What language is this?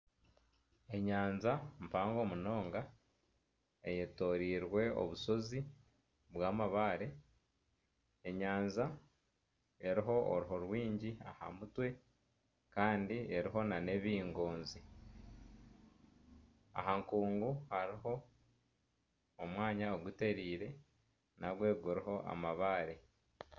Nyankole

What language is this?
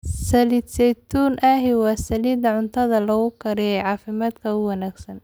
Somali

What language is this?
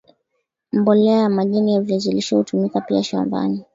Swahili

